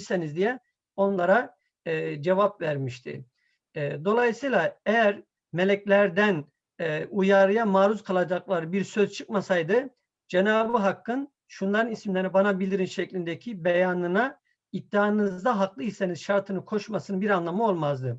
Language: Turkish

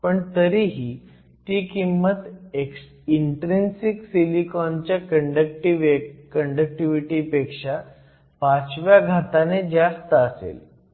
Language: Marathi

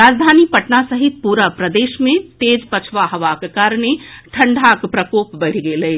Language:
Maithili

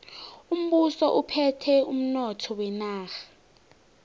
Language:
South Ndebele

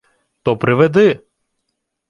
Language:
Ukrainian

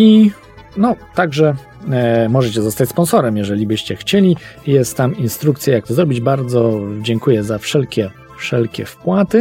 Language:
Polish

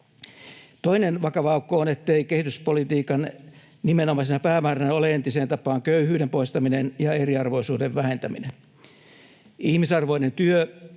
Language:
Finnish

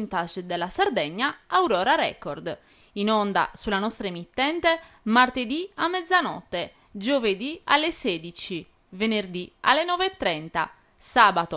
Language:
Italian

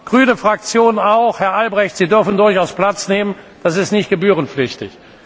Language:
German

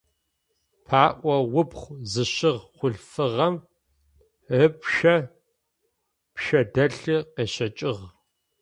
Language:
Adyghe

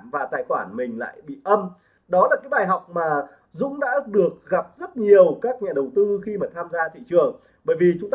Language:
Vietnamese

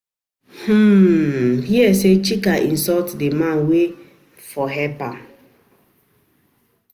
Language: Nigerian Pidgin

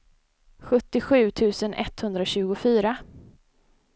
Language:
Swedish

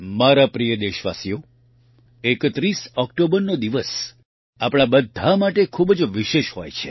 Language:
Gujarati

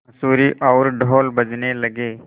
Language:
Hindi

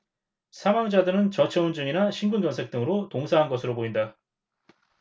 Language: Korean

